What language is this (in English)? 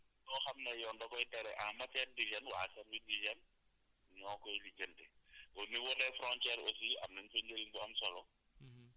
Wolof